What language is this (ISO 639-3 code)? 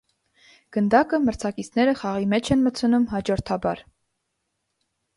hye